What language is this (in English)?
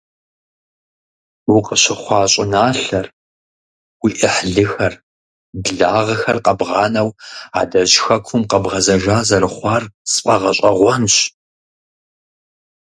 Kabardian